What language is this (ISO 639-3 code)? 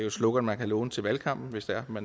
dan